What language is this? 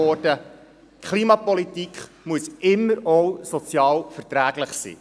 Swiss German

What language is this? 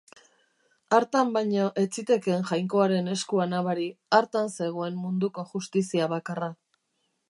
Basque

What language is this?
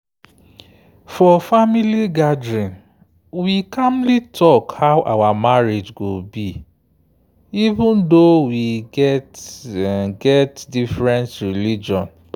Nigerian Pidgin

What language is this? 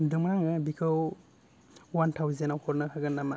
Bodo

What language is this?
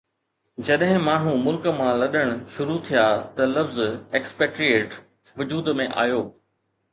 Sindhi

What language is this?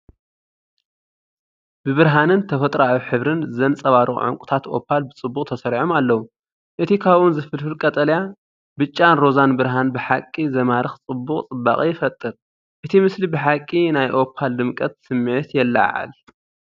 Tigrinya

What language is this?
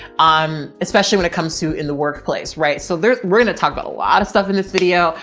English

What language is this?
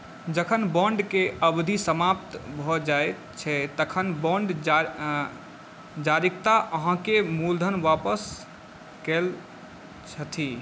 Maithili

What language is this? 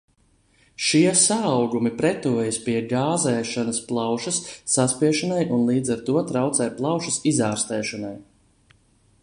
Latvian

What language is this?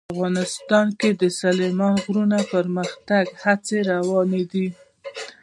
Pashto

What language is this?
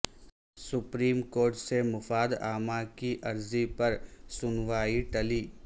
Urdu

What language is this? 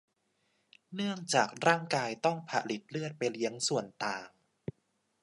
Thai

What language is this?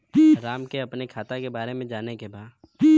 Bhojpuri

